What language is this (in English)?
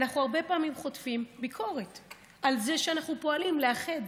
Hebrew